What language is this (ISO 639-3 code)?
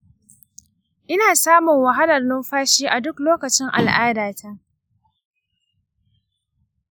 hau